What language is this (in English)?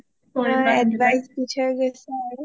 Assamese